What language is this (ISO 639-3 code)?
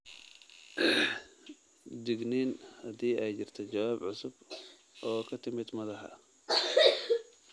som